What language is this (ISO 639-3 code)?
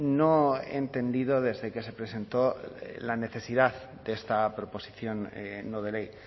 spa